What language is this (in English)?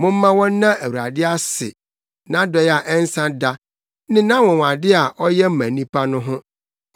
Akan